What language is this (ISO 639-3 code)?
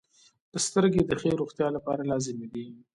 pus